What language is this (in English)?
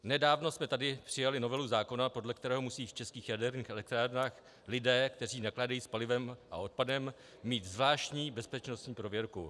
Czech